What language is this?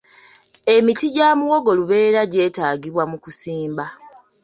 Ganda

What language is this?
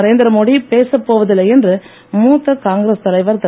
Tamil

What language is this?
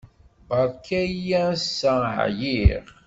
Kabyle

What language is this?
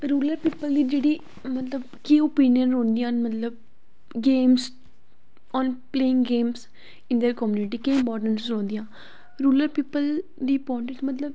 Dogri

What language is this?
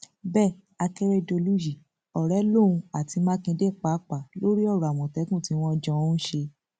Yoruba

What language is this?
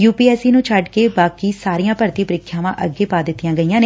Punjabi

